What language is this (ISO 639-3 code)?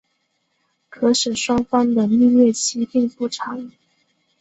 zho